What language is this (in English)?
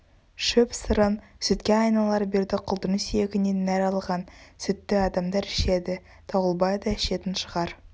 Kazakh